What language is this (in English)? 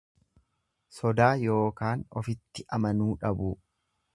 Oromo